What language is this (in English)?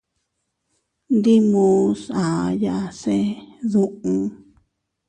Teutila Cuicatec